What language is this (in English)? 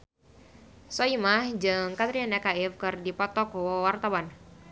Sundanese